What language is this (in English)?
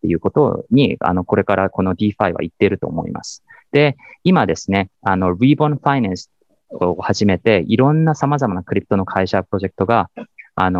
Japanese